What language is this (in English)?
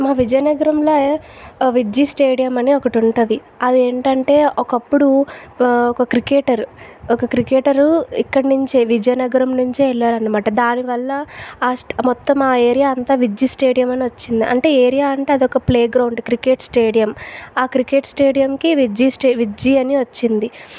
Telugu